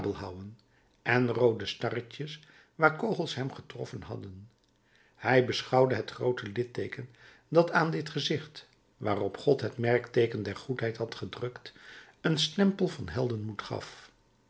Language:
Dutch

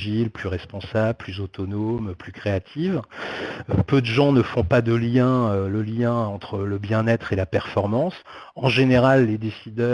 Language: French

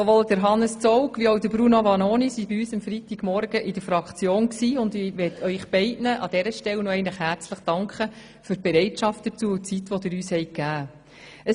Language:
Swiss German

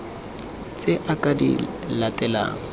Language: Tswana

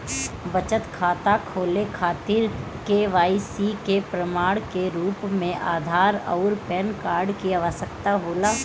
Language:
Bhojpuri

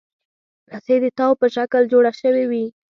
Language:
Pashto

